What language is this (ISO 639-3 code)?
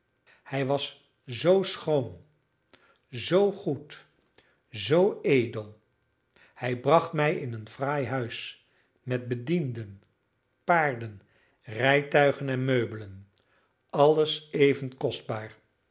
nld